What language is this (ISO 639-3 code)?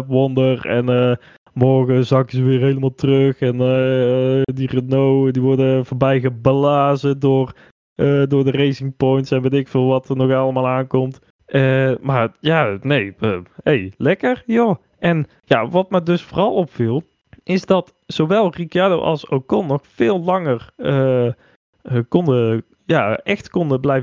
nld